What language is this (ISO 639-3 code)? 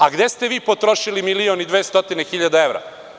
srp